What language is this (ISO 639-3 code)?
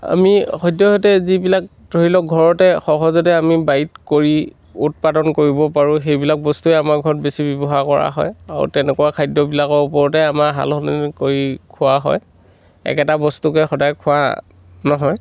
asm